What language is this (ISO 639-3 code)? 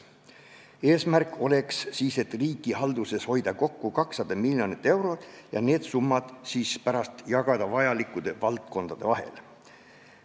est